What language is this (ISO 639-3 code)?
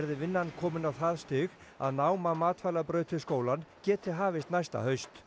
isl